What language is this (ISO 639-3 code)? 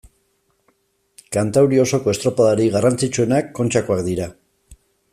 eus